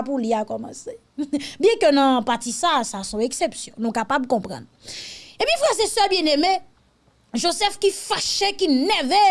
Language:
French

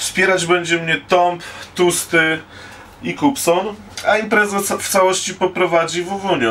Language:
Polish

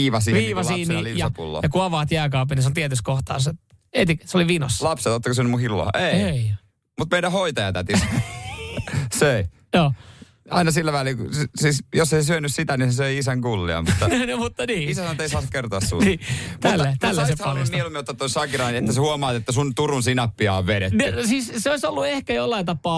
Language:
Finnish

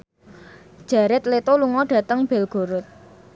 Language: Javanese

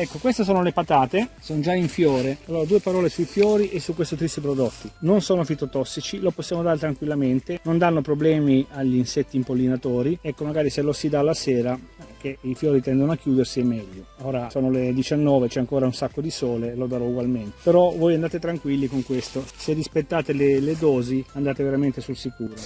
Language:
Italian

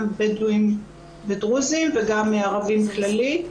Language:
Hebrew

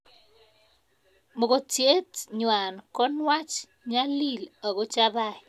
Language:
Kalenjin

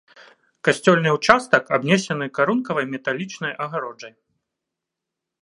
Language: Belarusian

